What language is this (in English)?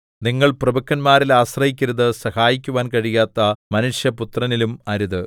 Malayalam